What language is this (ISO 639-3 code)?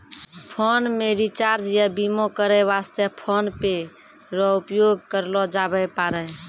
mai